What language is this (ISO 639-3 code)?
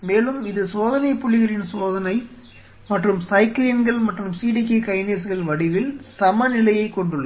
tam